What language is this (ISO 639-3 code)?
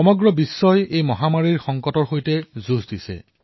asm